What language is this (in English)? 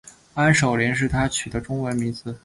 Chinese